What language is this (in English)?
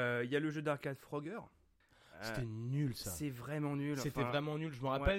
French